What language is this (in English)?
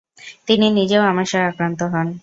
Bangla